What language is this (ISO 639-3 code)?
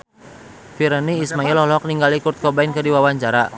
sun